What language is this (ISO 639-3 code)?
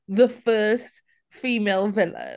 eng